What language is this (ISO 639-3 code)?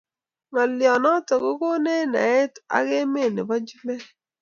kln